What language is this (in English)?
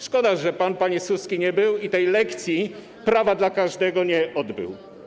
Polish